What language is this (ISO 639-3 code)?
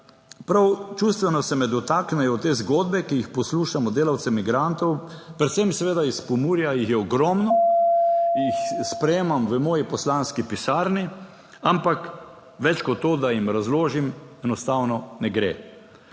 slv